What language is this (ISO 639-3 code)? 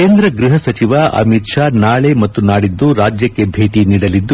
kan